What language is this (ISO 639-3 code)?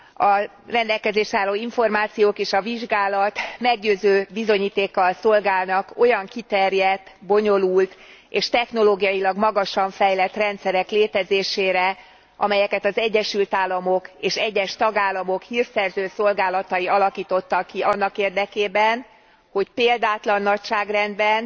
hun